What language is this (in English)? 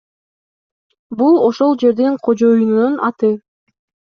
Kyrgyz